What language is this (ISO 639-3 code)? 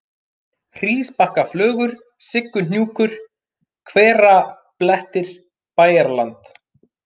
isl